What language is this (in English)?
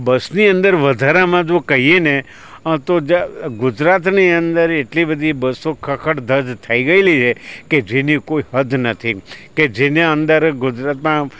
Gujarati